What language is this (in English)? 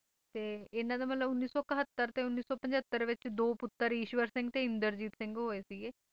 Punjabi